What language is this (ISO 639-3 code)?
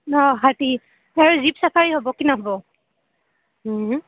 asm